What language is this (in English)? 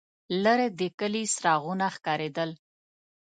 Pashto